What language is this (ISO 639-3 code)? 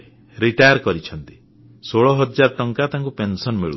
ori